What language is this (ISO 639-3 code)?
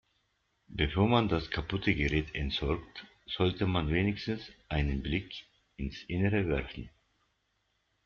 deu